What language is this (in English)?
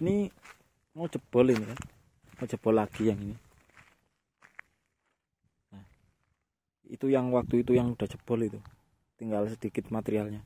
Indonesian